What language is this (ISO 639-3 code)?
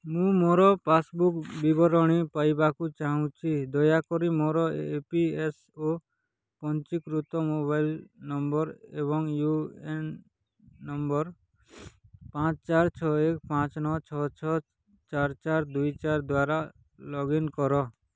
ori